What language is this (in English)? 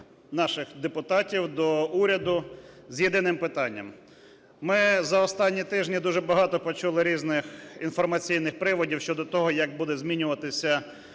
Ukrainian